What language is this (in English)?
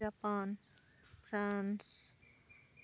Santali